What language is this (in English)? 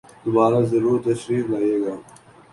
Urdu